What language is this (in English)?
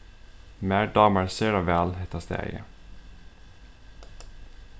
Faroese